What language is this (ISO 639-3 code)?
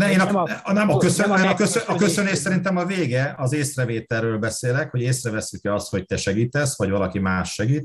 hun